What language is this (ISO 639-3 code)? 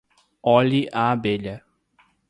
por